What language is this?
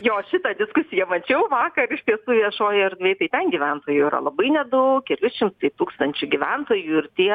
Lithuanian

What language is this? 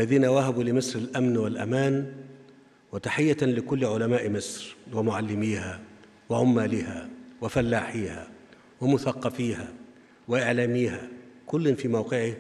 Arabic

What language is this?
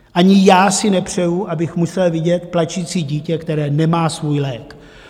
Czech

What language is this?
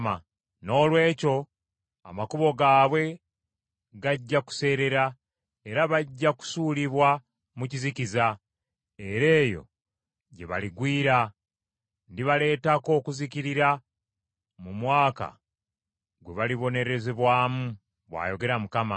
Ganda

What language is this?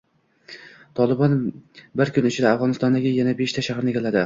Uzbek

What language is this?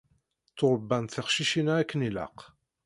Kabyle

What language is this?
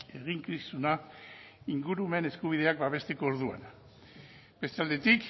Basque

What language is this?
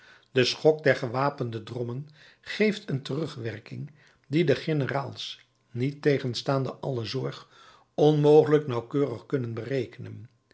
Dutch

